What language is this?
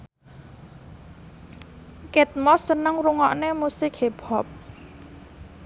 Javanese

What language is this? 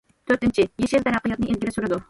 Uyghur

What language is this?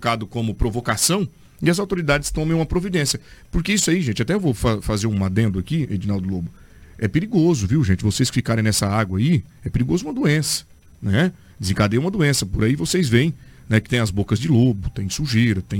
Portuguese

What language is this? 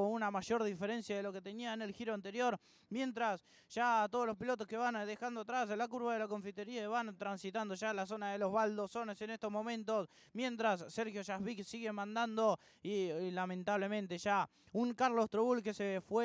Spanish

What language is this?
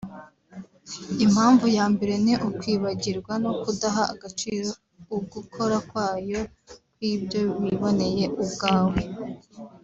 Kinyarwanda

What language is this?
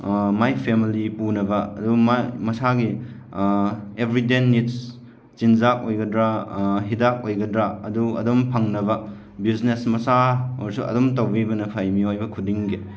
Manipuri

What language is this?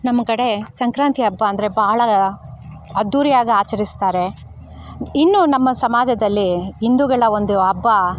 Kannada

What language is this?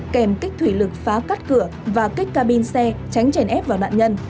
Vietnamese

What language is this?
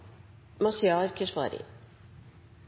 Norwegian Nynorsk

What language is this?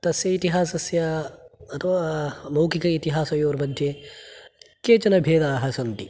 Sanskrit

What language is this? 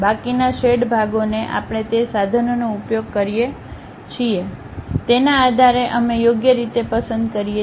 Gujarati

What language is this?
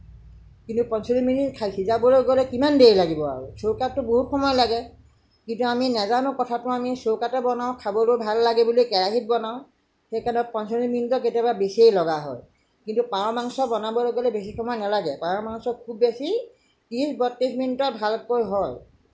Assamese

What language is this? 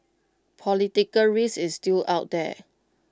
English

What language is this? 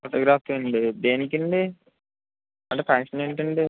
Telugu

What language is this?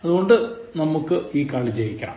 Malayalam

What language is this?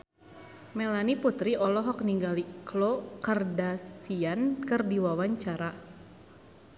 Sundanese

